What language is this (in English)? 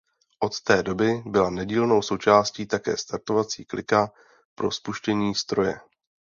Czech